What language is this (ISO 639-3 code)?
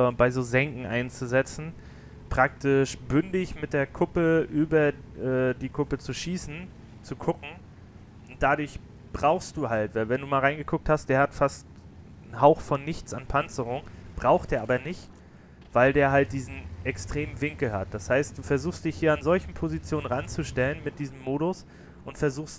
deu